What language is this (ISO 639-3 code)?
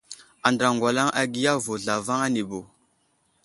udl